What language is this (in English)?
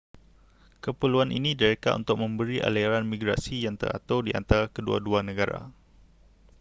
Malay